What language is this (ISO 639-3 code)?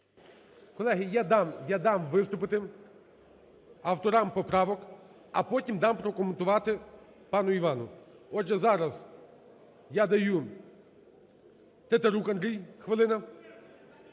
ukr